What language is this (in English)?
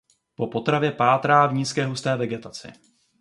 Czech